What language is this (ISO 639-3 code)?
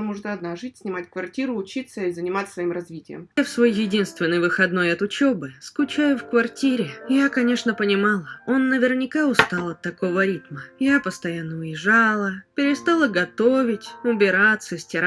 rus